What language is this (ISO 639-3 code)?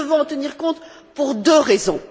fra